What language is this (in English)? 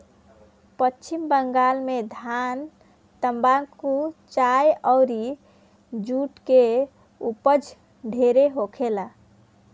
Bhojpuri